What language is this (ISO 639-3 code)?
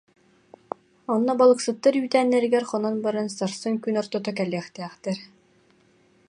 sah